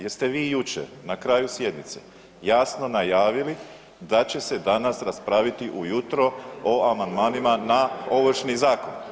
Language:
Croatian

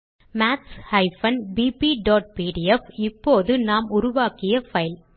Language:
Tamil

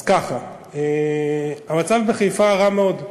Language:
Hebrew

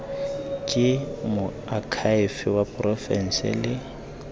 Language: Tswana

